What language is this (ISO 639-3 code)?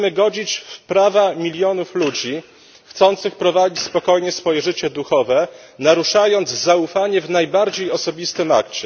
pol